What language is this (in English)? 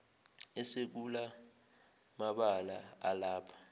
Zulu